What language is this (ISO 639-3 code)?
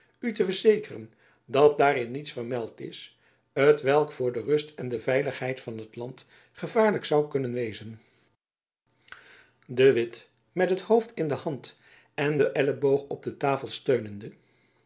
nld